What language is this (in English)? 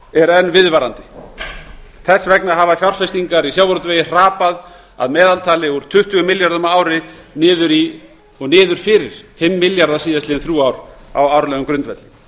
Icelandic